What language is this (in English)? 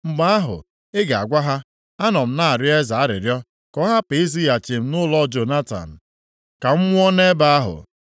Igbo